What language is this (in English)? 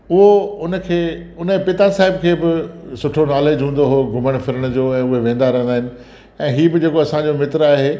Sindhi